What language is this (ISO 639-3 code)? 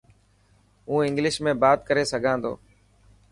mki